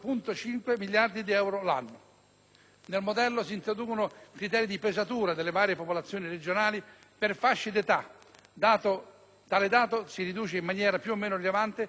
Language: Italian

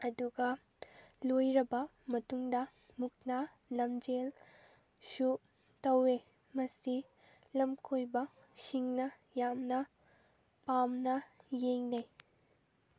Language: Manipuri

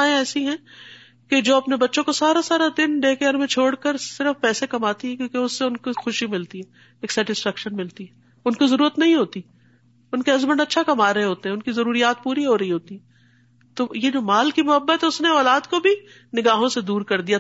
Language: Urdu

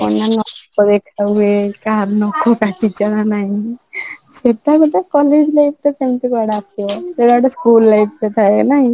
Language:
Odia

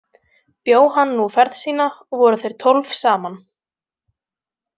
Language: Icelandic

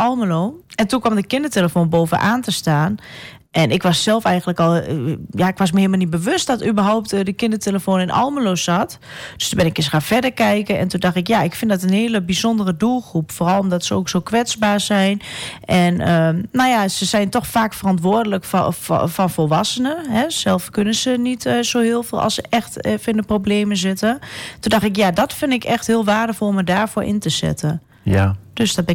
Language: Dutch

